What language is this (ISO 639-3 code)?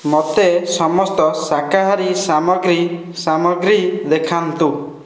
ori